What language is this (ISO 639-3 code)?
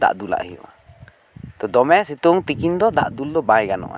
sat